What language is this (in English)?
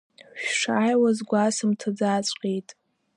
Abkhazian